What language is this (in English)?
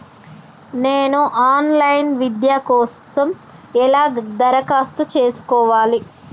Telugu